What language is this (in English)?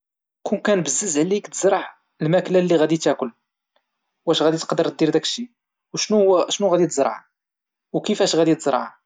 Moroccan Arabic